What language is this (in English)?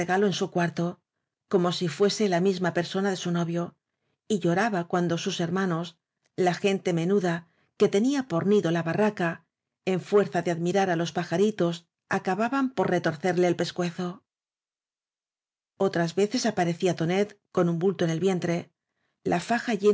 Spanish